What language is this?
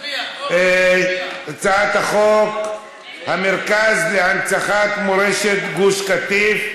Hebrew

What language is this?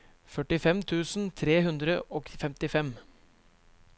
Norwegian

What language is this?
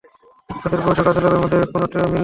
Bangla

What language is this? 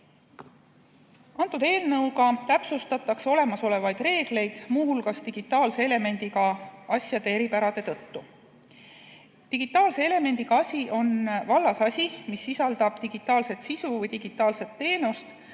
Estonian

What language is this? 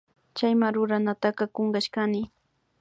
Imbabura Highland Quichua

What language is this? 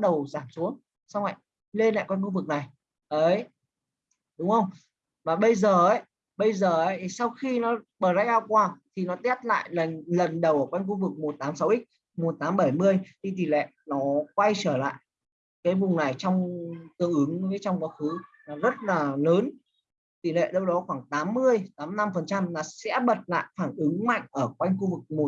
Vietnamese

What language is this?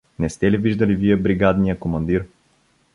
Bulgarian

